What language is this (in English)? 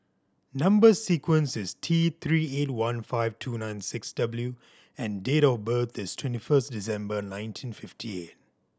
English